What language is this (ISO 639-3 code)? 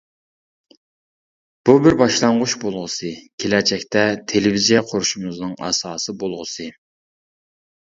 uig